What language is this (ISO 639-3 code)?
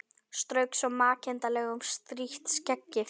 isl